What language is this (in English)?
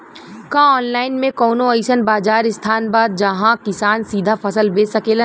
Bhojpuri